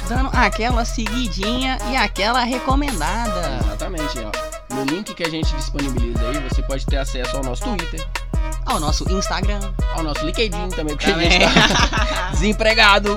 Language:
Portuguese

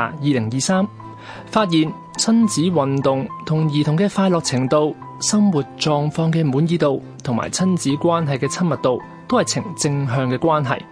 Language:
Chinese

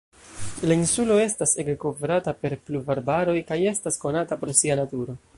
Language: Esperanto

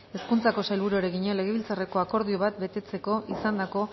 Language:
Basque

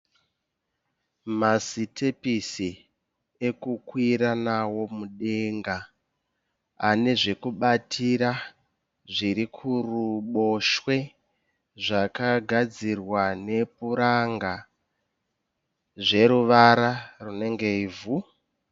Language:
Shona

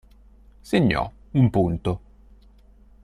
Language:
Italian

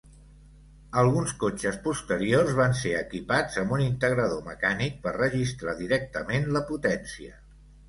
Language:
Catalan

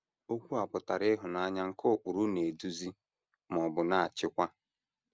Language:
Igbo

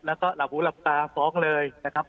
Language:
Thai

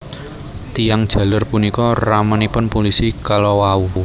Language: Javanese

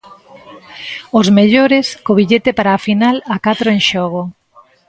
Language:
Galician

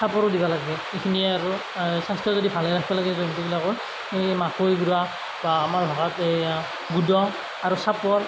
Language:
Assamese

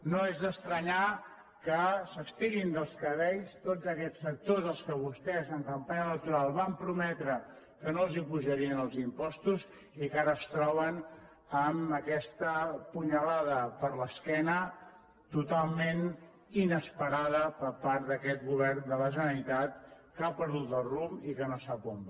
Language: Catalan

